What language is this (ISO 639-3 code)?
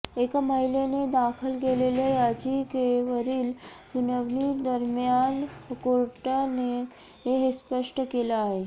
mar